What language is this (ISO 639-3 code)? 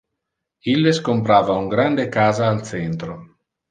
ina